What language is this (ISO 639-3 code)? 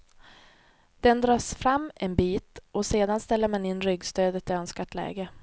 swe